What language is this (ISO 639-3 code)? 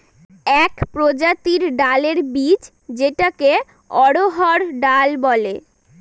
ben